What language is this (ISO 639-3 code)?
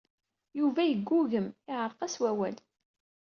kab